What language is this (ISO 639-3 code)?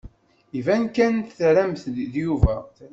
kab